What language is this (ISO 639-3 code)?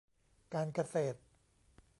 tha